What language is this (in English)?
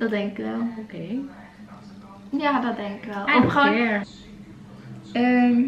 Dutch